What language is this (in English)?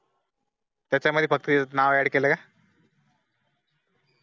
Marathi